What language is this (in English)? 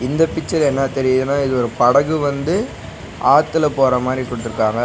Tamil